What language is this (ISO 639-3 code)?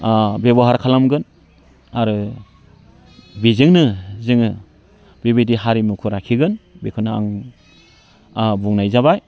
brx